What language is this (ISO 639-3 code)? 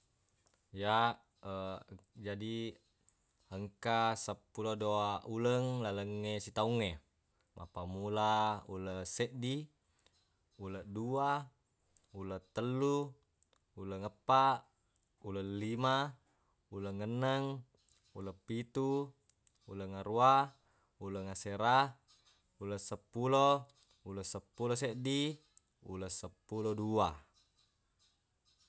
bug